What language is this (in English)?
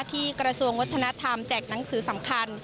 Thai